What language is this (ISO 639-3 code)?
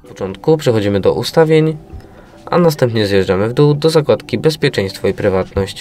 pol